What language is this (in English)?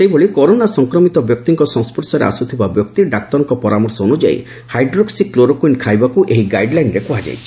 Odia